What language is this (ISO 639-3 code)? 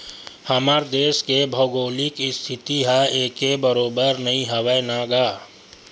hne